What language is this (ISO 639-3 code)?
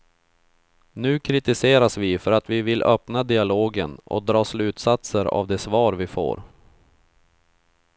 swe